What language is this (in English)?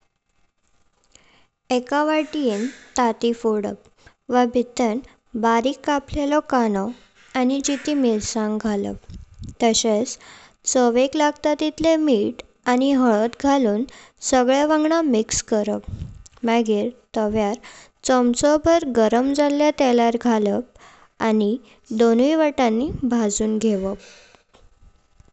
Konkani